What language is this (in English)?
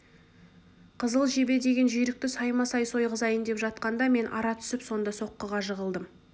Kazakh